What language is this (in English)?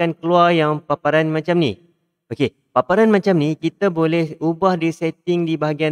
Malay